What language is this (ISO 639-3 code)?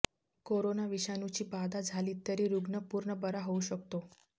mar